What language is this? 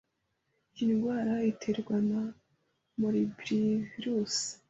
Kinyarwanda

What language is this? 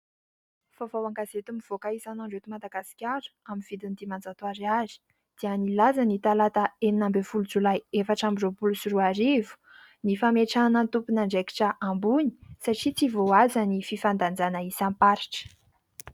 Malagasy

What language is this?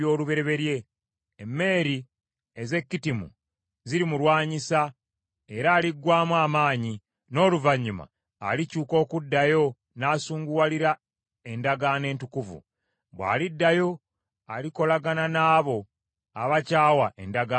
Ganda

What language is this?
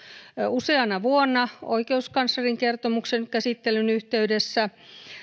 Finnish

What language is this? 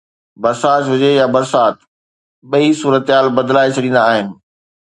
Sindhi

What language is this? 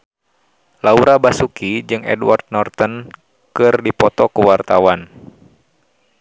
Sundanese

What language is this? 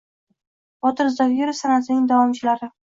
Uzbek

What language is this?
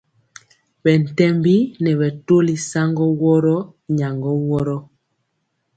Mpiemo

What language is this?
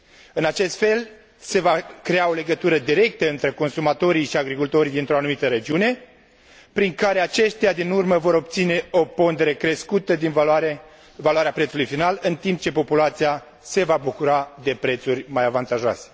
Romanian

